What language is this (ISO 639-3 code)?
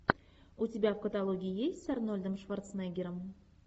rus